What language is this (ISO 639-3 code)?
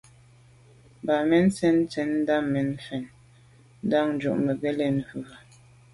byv